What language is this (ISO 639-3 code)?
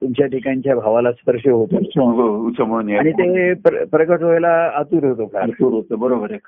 mar